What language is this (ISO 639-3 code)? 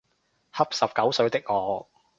yue